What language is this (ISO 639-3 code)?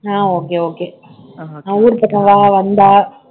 tam